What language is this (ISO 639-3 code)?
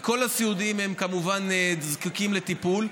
heb